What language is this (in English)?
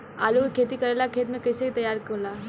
Bhojpuri